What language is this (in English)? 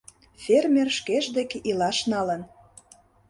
Mari